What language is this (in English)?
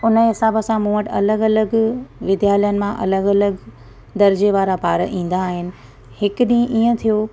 Sindhi